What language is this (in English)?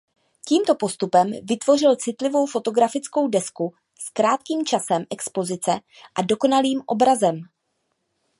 Czech